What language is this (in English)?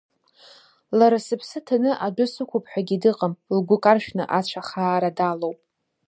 Abkhazian